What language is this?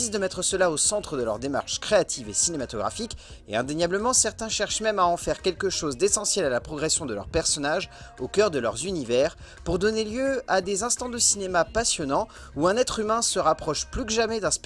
French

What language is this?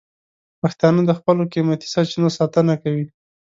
Pashto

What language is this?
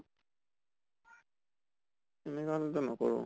Assamese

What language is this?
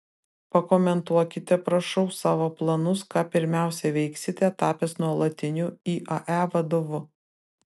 Lithuanian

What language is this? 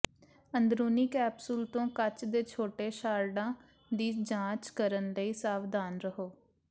Punjabi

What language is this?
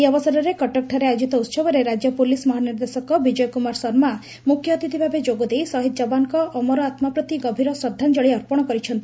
Odia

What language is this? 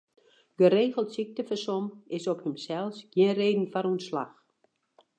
Western Frisian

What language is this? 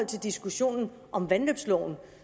Danish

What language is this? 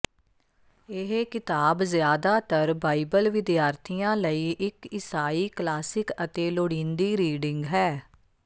Punjabi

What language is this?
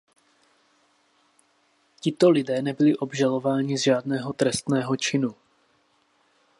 Czech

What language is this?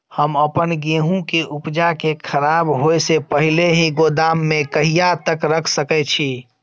Maithili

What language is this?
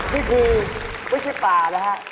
Thai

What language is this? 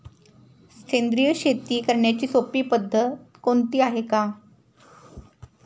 Marathi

